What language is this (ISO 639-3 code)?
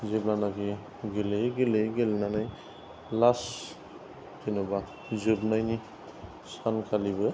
brx